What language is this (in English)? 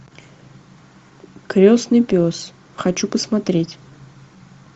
Russian